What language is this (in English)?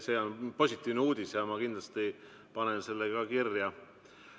Estonian